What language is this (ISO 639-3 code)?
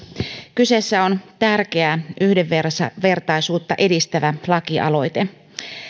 fin